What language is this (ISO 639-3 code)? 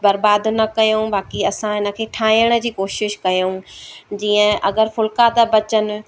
snd